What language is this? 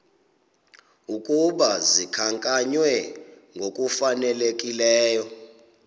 Xhosa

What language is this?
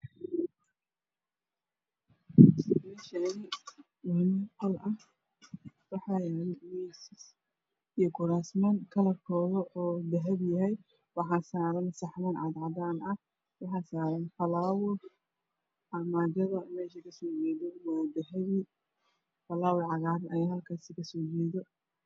Somali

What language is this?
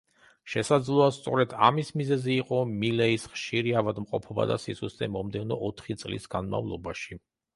Georgian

